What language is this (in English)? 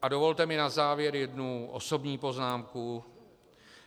Czech